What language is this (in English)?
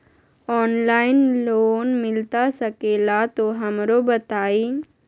Magahi